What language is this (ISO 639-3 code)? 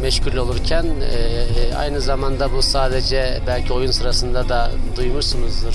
tur